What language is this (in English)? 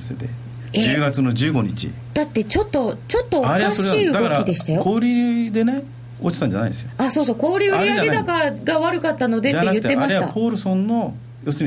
Japanese